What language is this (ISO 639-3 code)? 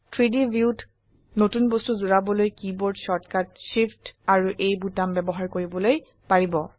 asm